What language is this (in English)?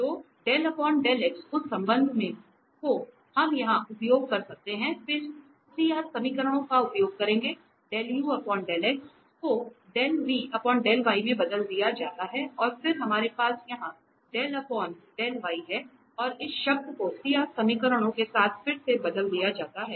Hindi